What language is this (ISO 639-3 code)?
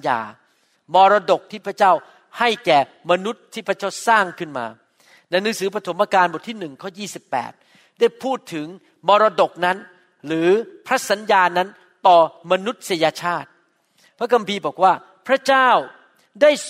tha